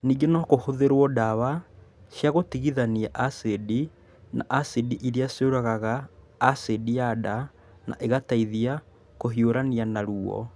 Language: Kikuyu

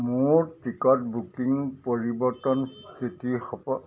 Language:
Assamese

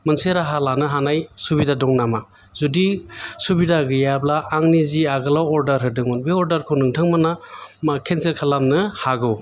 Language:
Bodo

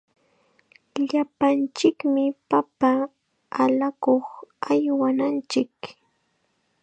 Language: Chiquián Ancash Quechua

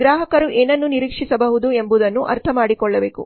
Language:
Kannada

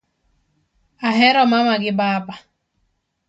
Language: Luo (Kenya and Tanzania)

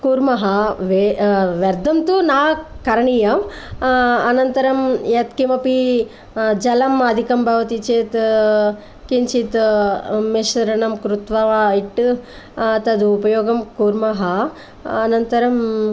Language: Sanskrit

